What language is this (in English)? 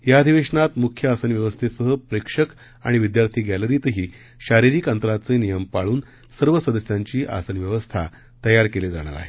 Marathi